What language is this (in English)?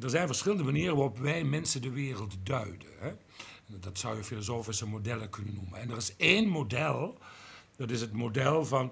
Dutch